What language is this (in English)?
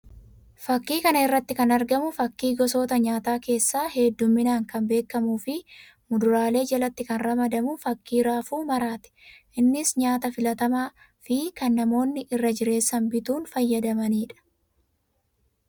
Oromo